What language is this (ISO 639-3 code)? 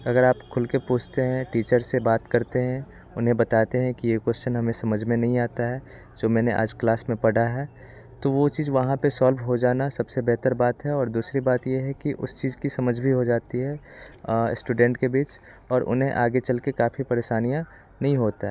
hin